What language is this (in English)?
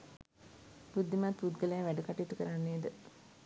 Sinhala